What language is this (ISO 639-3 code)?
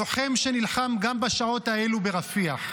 heb